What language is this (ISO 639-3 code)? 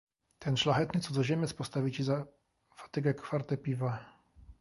pol